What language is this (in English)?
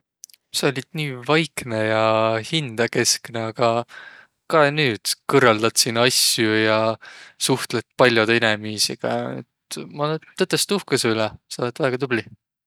Võro